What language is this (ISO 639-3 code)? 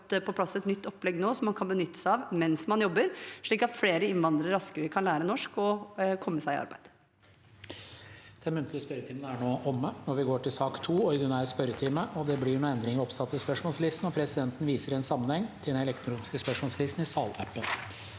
nor